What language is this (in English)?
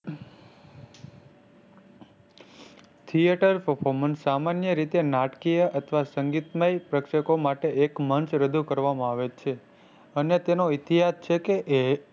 Gujarati